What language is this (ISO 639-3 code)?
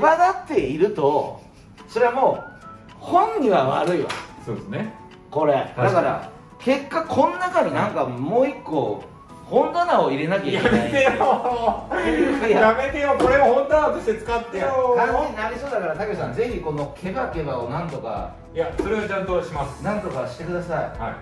jpn